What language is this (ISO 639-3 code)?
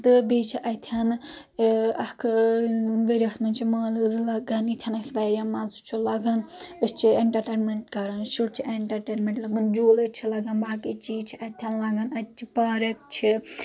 kas